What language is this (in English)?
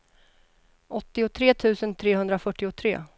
Swedish